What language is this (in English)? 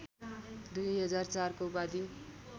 Nepali